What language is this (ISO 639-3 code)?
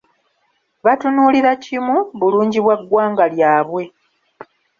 lug